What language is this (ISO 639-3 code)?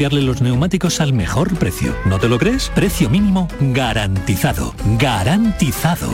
spa